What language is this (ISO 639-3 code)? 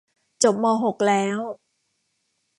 tha